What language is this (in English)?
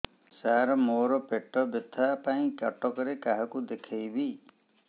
Odia